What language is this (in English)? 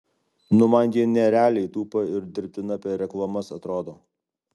Lithuanian